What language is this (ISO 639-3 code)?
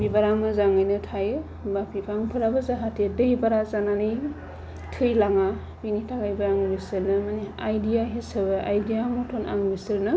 brx